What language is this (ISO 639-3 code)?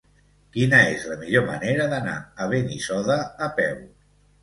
cat